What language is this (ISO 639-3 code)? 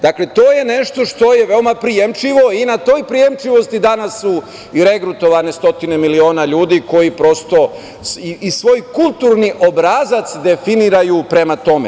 srp